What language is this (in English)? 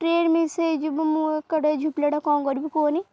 Odia